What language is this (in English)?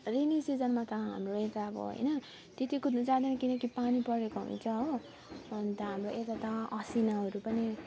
Nepali